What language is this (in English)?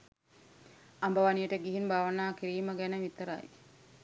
Sinhala